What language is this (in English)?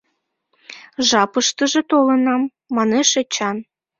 Mari